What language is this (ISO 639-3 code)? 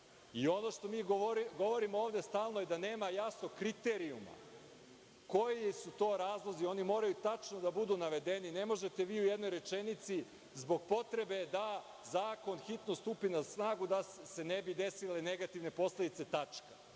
srp